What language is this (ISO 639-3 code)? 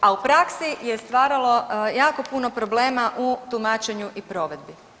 hrv